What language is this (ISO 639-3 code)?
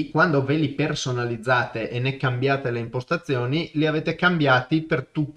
ita